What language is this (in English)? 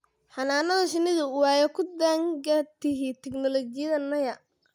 Somali